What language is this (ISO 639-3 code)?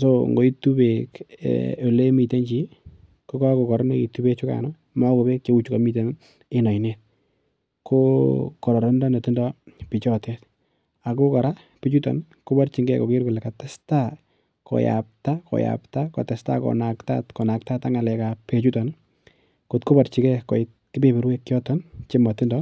kln